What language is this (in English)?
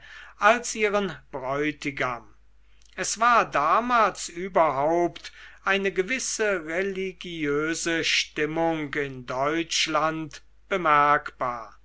German